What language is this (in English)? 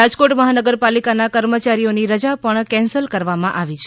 Gujarati